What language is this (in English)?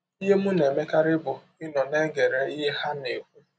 Igbo